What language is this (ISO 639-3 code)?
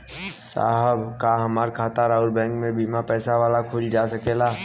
bho